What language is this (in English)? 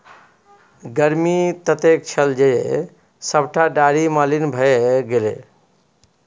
Maithili